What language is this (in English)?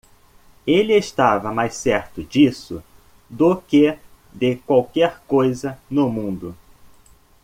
Portuguese